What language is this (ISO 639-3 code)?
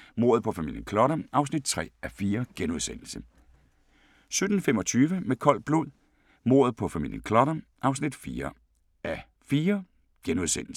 dan